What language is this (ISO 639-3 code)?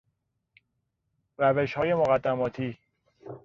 fas